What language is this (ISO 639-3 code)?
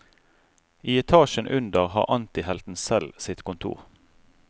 nor